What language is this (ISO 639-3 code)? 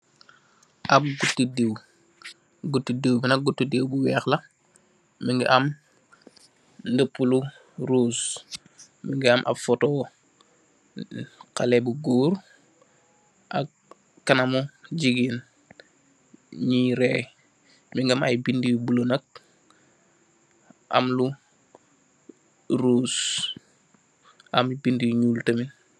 wol